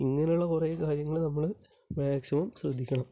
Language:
Malayalam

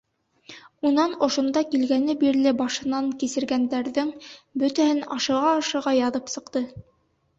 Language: Bashkir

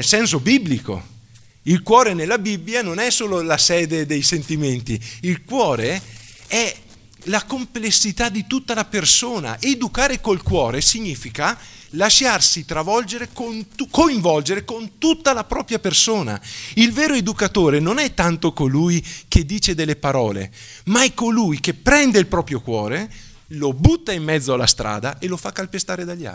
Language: Italian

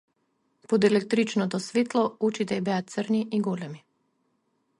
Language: Macedonian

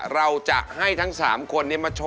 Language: Thai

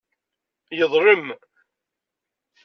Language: Kabyle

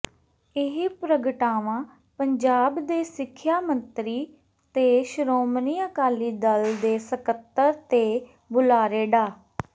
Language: Punjabi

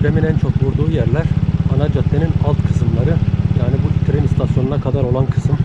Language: Turkish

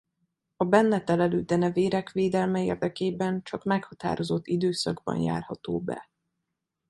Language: Hungarian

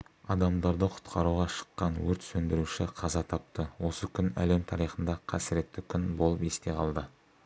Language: Kazakh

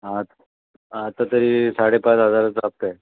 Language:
Marathi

